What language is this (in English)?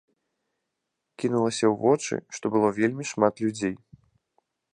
Belarusian